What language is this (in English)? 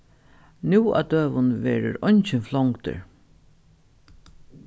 Faroese